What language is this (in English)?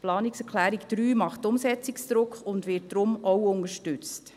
Swiss German